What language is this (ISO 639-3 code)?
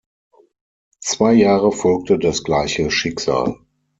deu